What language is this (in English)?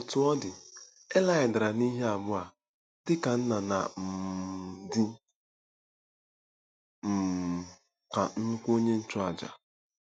Igbo